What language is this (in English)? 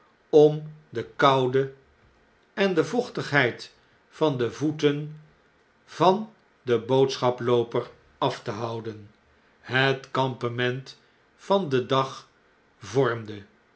Dutch